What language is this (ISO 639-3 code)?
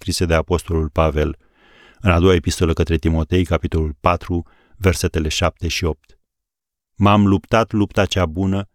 ron